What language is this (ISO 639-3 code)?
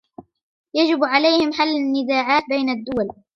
ara